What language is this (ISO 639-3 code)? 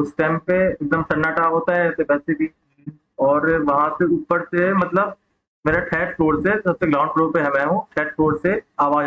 hin